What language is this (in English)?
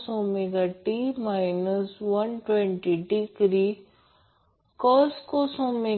Marathi